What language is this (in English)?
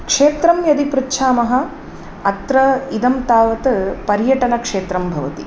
Sanskrit